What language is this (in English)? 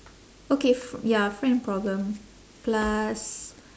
English